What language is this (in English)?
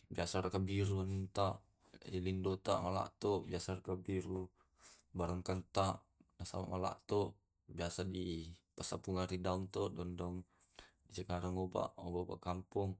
Tae'